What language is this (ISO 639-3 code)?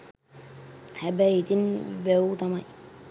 sin